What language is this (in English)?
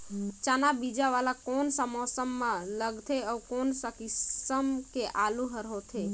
Chhattisgarhi